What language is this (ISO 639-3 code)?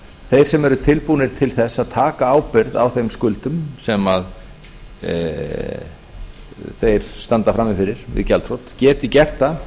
isl